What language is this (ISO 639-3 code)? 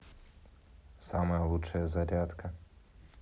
rus